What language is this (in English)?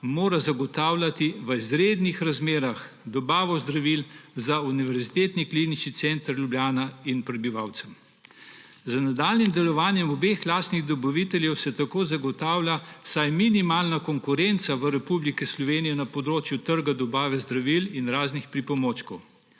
Slovenian